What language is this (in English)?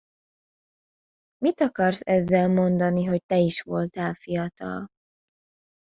Hungarian